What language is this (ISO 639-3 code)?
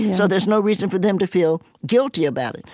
eng